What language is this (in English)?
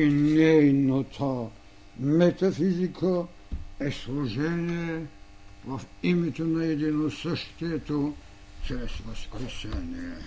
Bulgarian